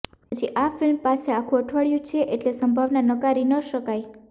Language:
Gujarati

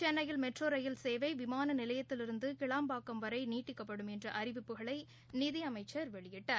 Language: Tamil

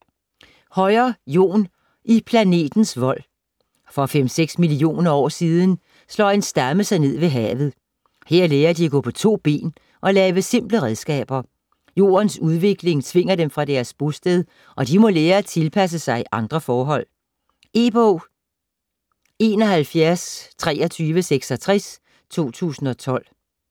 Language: Danish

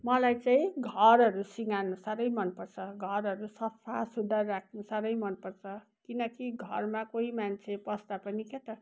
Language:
Nepali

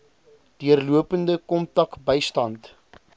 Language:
Afrikaans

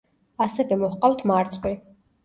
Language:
Georgian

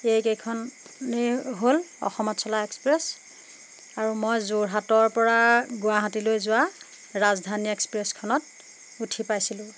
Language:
Assamese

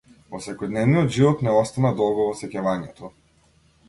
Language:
Macedonian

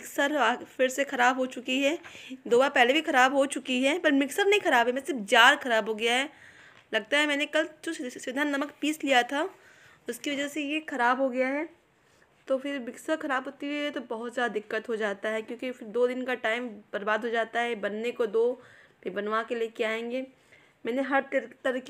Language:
Hindi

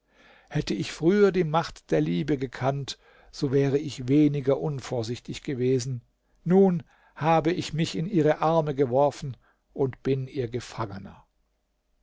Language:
German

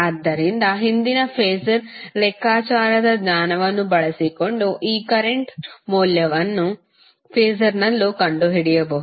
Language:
Kannada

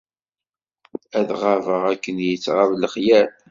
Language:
Kabyle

